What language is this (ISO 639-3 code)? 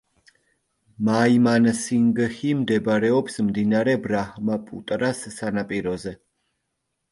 kat